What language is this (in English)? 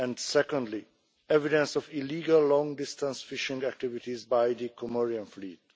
English